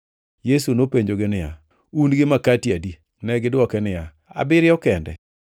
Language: Luo (Kenya and Tanzania)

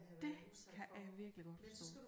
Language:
Danish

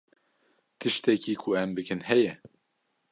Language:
Kurdish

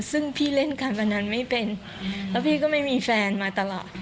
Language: Thai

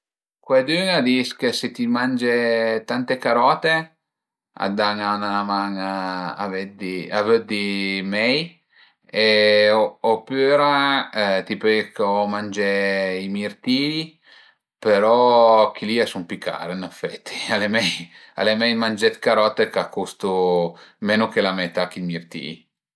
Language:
Piedmontese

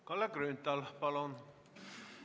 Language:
Estonian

